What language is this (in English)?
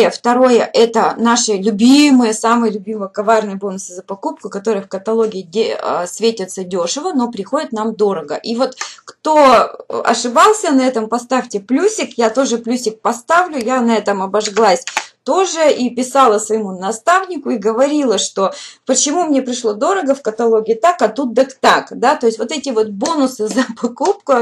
Russian